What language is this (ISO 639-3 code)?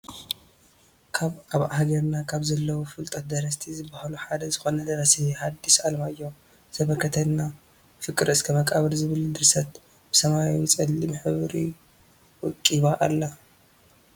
tir